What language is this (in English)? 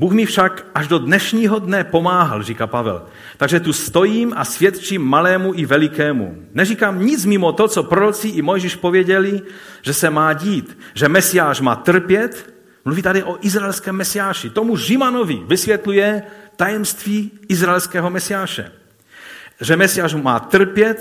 Czech